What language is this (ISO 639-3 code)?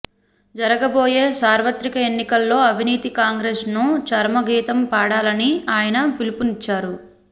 tel